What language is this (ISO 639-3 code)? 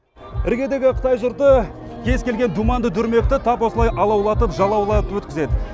kaz